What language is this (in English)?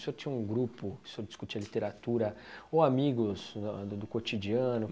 Portuguese